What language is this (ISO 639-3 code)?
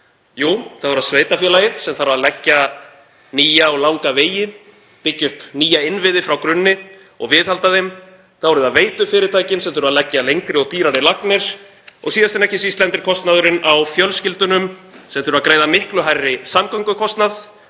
isl